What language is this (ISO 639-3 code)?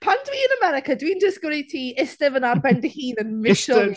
cym